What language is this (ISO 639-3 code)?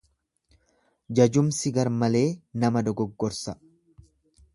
orm